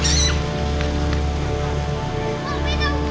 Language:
Indonesian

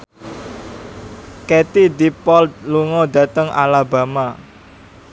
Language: Javanese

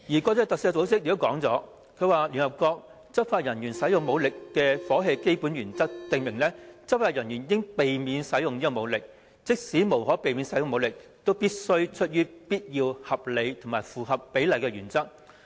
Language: Cantonese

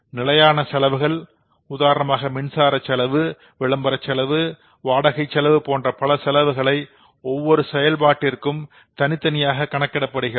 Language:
Tamil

